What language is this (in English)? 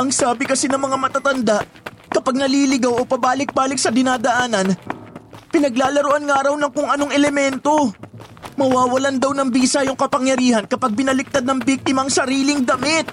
Filipino